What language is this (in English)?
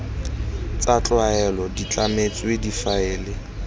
Tswana